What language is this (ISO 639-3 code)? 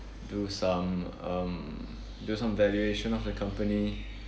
eng